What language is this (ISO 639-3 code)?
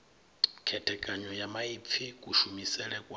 ven